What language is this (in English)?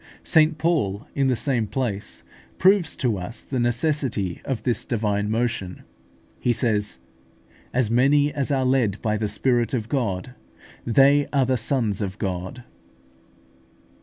English